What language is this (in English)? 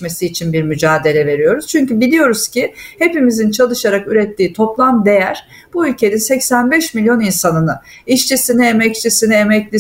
Turkish